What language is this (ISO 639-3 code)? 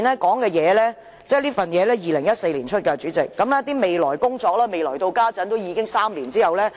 yue